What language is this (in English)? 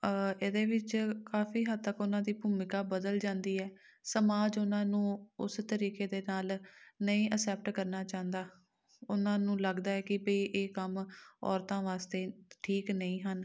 Punjabi